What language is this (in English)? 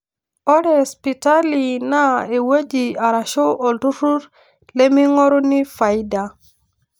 Masai